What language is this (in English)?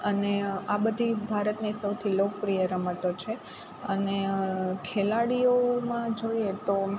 Gujarati